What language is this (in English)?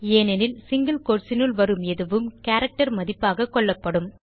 Tamil